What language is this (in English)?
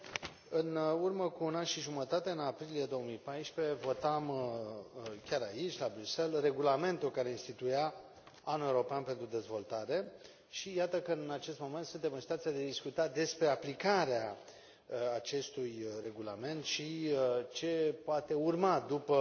Romanian